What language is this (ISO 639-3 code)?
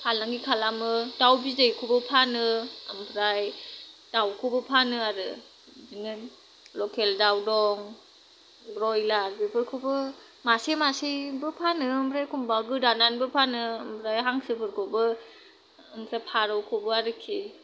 brx